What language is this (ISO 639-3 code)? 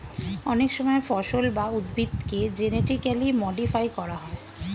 ben